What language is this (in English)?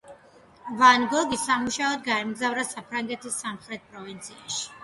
Georgian